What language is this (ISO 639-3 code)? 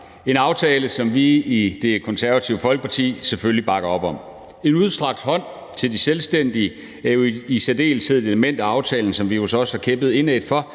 dan